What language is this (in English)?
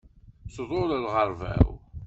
Kabyle